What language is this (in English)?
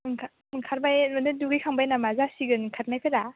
Bodo